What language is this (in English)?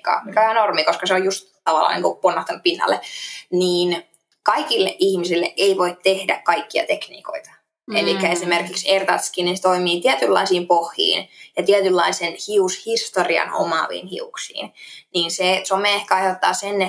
Finnish